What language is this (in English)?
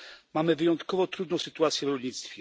Polish